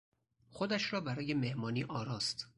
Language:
Persian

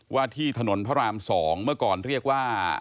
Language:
Thai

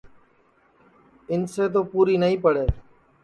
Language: Sansi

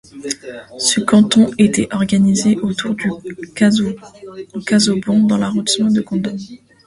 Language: French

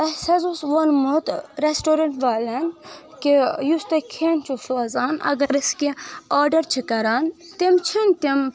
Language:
Kashmiri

